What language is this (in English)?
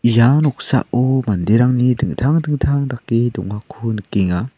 Garo